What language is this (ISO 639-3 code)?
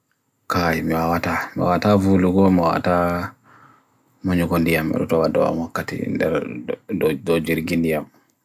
fui